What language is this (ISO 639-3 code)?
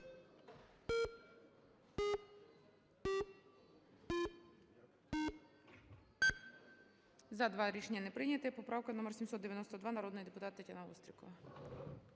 ukr